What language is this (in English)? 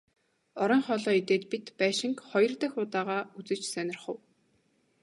Mongolian